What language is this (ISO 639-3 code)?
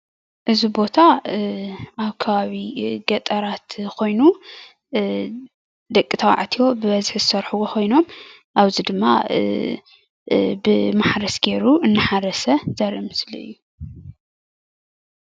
tir